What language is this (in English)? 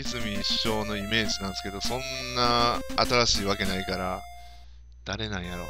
Japanese